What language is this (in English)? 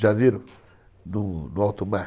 Portuguese